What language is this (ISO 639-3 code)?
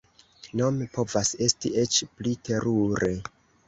epo